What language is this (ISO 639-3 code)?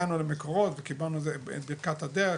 heb